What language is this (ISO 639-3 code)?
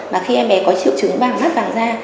vie